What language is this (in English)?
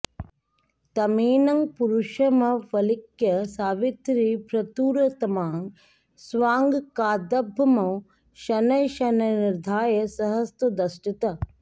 Sanskrit